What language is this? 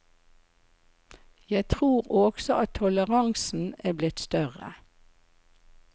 Norwegian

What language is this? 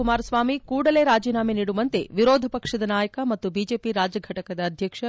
Kannada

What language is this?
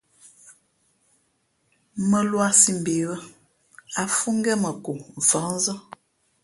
Fe'fe'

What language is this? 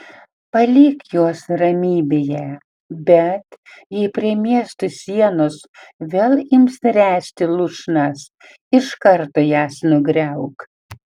Lithuanian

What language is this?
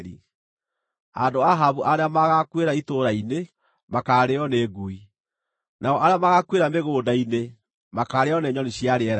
Kikuyu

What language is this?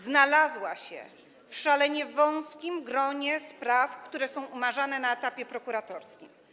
Polish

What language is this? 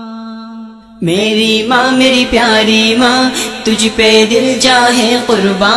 Turkish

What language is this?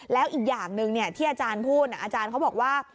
Thai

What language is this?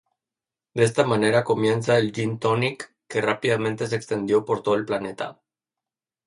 Spanish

